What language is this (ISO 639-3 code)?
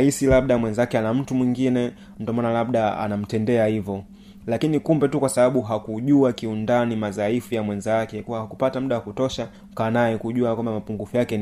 swa